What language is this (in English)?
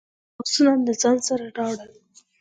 Pashto